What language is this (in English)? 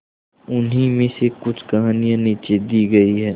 Hindi